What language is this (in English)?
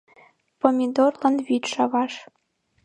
Mari